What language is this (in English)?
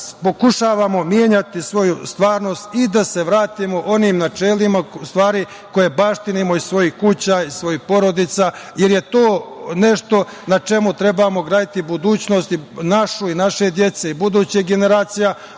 Serbian